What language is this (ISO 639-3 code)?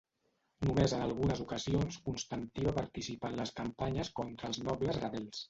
cat